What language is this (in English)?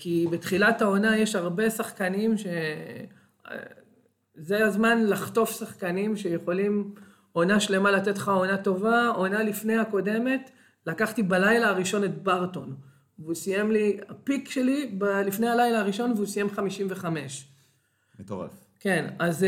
Hebrew